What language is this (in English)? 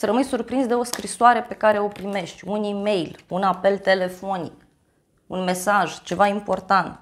Romanian